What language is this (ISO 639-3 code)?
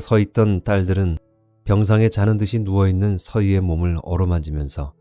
kor